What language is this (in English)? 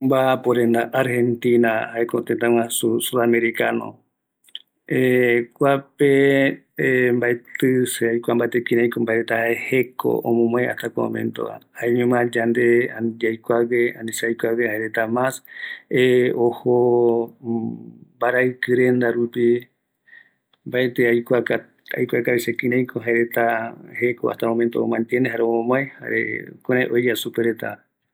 Eastern Bolivian Guaraní